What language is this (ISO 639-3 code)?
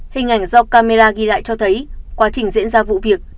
vie